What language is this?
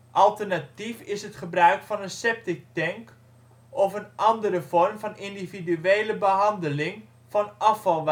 Dutch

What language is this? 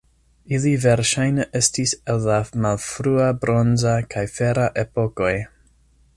Esperanto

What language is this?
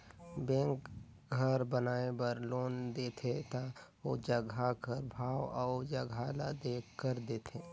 Chhattisgarhi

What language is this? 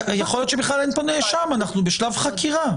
Hebrew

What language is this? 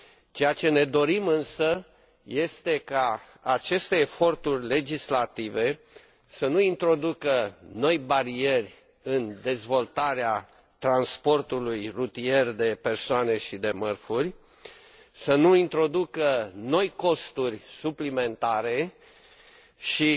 Romanian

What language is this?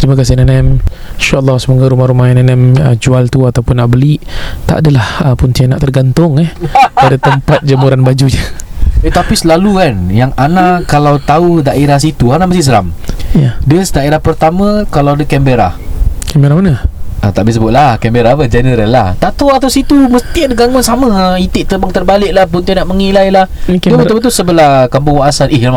Malay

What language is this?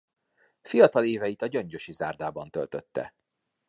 Hungarian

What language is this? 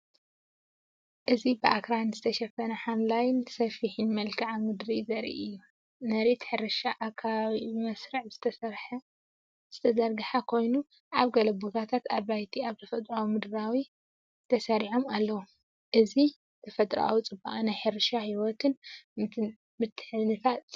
Tigrinya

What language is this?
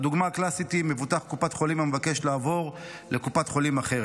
Hebrew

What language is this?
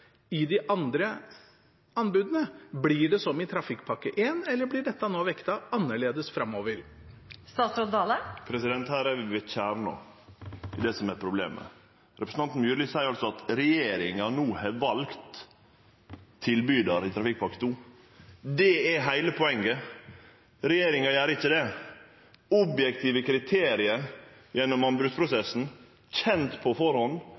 Norwegian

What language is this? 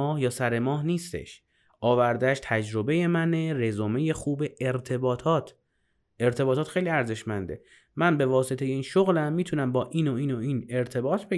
Persian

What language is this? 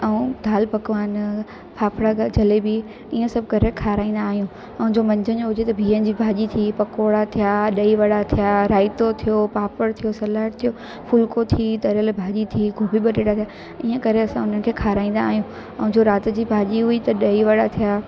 Sindhi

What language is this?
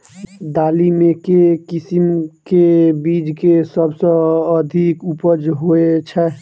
Maithili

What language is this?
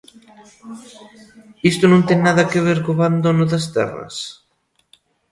Galician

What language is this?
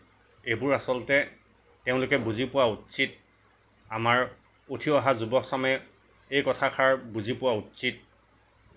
Assamese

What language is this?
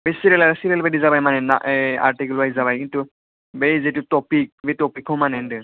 Bodo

